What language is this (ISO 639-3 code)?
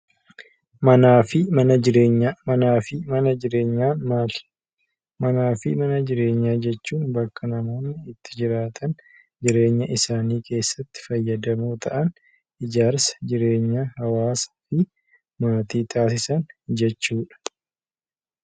orm